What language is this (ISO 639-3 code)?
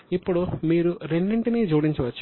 tel